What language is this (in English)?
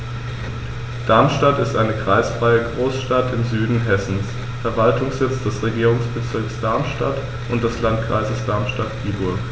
German